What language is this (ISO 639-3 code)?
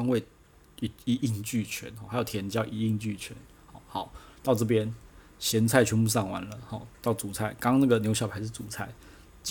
zho